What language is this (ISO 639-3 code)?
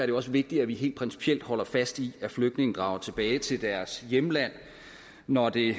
dan